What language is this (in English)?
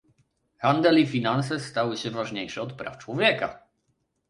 Polish